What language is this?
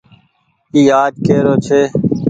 Goaria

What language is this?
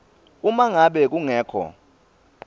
Swati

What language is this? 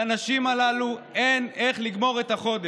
Hebrew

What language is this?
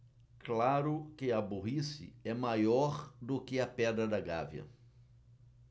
Portuguese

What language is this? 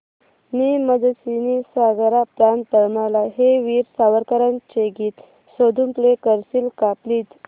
Marathi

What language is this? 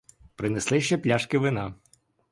Ukrainian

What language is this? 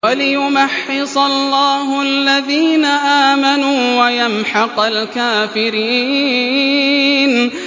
Arabic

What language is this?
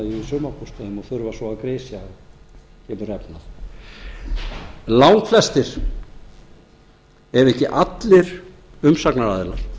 Icelandic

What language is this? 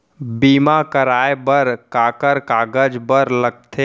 Chhattisgarhi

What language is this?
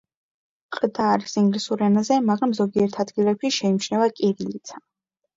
Georgian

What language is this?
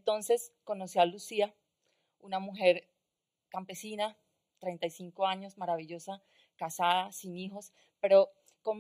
Spanish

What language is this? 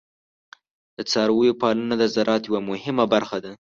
Pashto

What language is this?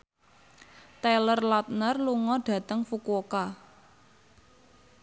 Javanese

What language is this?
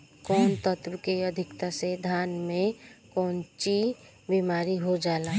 Bhojpuri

